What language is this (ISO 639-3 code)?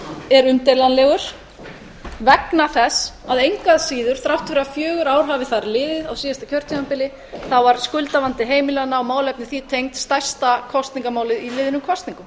isl